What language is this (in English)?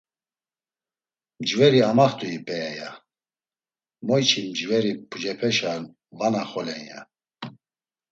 Laz